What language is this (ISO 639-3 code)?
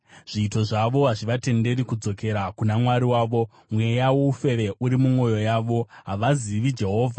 sna